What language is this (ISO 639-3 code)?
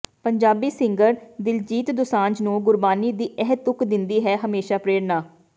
pan